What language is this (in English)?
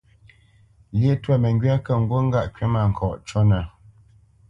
Bamenyam